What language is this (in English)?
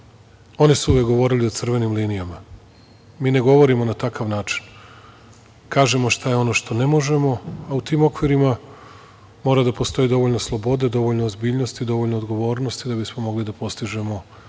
Serbian